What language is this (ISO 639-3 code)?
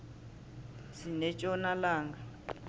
nbl